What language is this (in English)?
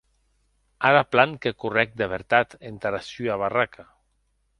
Occitan